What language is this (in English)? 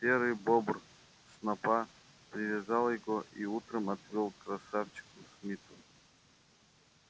Russian